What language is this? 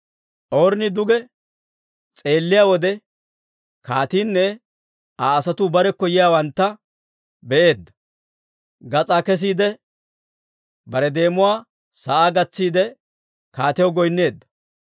Dawro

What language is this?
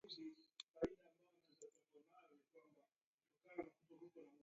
Taita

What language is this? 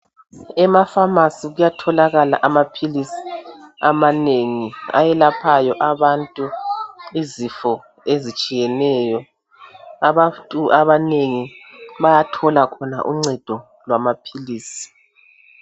North Ndebele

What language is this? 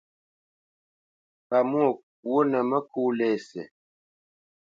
Bamenyam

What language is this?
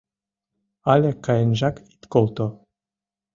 Mari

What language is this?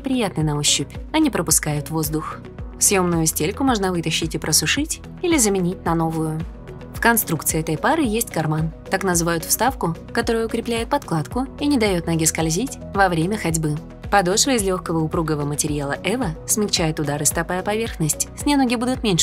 Russian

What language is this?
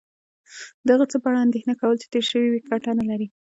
Pashto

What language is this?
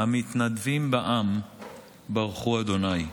Hebrew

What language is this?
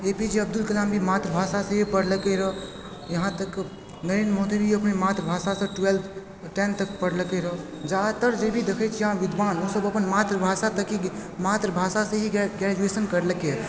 Maithili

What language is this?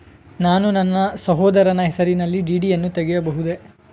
Kannada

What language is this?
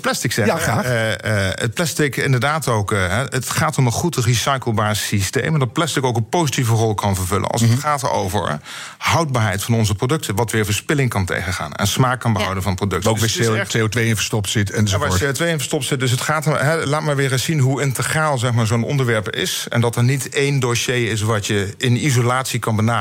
Dutch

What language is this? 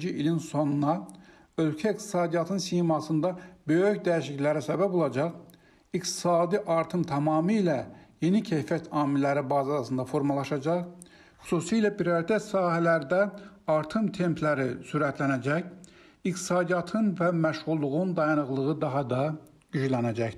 Turkish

